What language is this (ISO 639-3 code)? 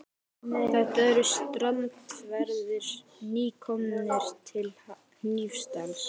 isl